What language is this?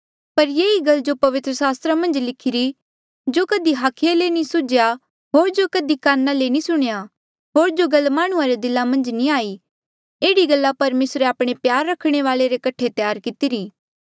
Mandeali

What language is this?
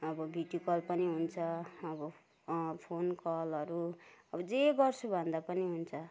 Nepali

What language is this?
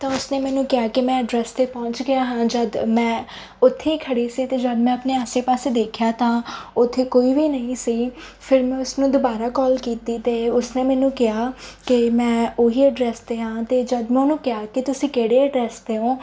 Punjabi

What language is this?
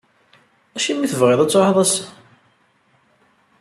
Kabyle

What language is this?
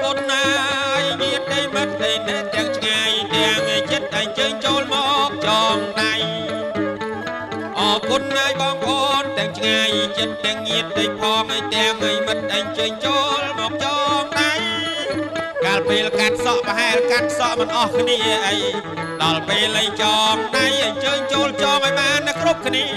Thai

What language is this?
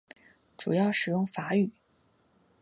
Chinese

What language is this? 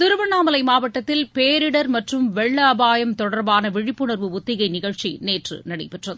Tamil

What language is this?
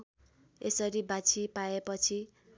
Nepali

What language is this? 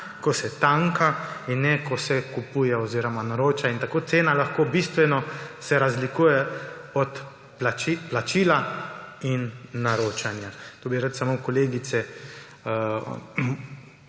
Slovenian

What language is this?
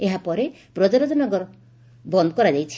Odia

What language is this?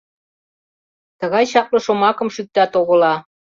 Mari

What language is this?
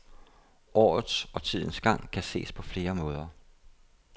Danish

